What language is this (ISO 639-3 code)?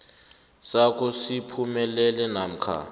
nbl